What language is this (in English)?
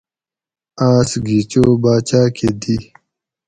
Gawri